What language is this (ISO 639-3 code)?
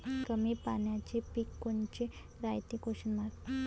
mar